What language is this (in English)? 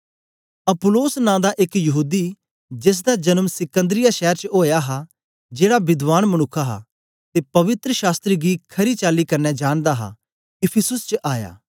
Dogri